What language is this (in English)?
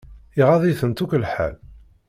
Kabyle